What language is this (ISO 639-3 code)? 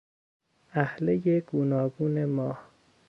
fas